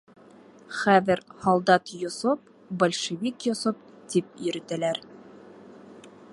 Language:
Bashkir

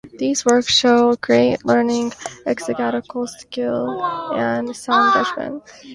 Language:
English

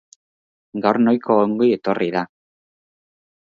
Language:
Basque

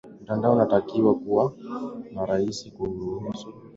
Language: Swahili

